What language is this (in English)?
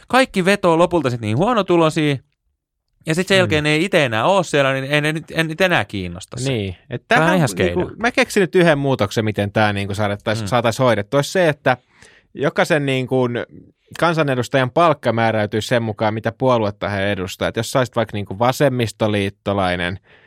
Finnish